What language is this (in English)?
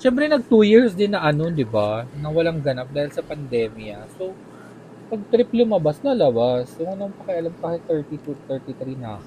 Filipino